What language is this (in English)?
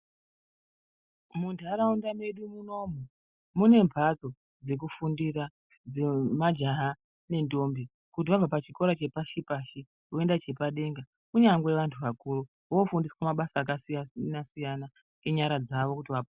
Ndau